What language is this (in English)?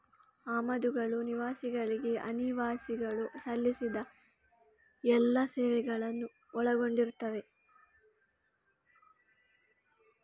Kannada